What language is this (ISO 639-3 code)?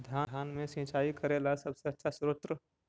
mag